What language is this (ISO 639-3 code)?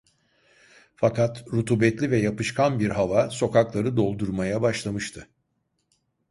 tur